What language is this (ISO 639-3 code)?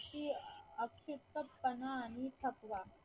mar